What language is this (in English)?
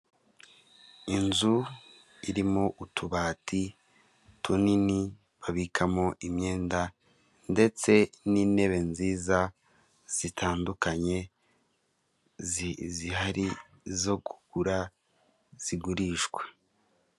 Kinyarwanda